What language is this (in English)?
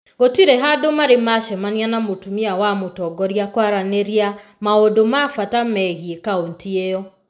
Kikuyu